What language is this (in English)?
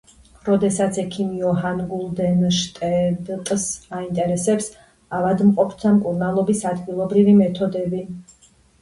Georgian